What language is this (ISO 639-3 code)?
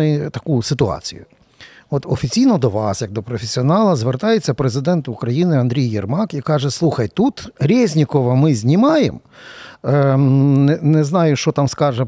ukr